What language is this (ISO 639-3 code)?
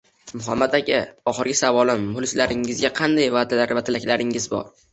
uzb